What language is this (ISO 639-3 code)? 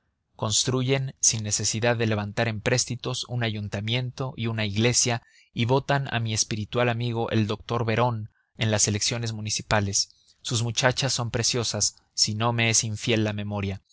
spa